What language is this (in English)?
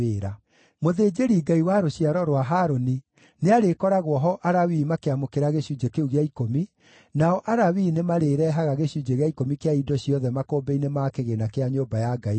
Kikuyu